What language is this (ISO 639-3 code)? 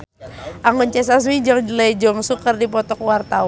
sun